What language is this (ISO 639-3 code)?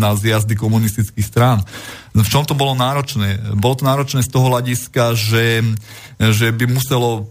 slk